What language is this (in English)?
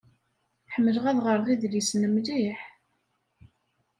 Kabyle